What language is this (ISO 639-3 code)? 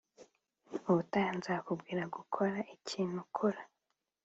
kin